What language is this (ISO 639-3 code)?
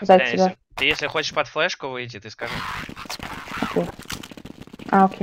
rus